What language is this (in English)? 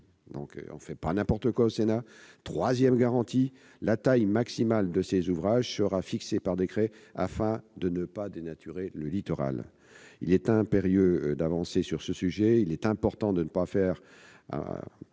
French